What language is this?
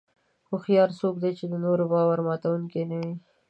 Pashto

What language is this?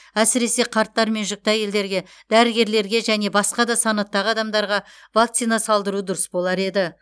Kazakh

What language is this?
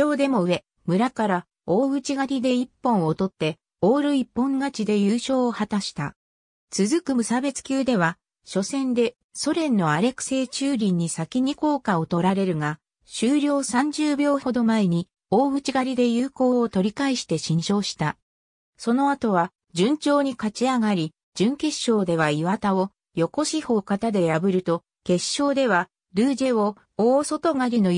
Japanese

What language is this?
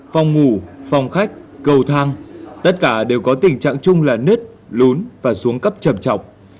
Vietnamese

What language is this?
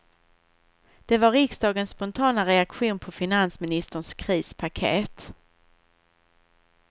Swedish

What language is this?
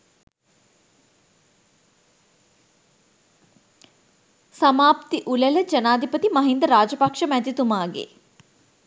Sinhala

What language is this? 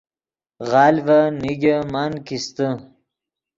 Yidgha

